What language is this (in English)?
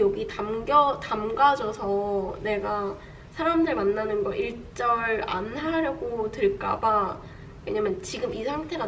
Korean